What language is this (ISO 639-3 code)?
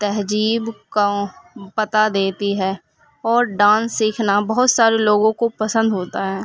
urd